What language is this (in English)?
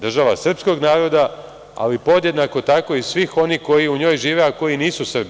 Serbian